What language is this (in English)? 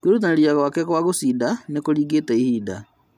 Kikuyu